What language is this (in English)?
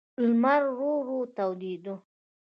Pashto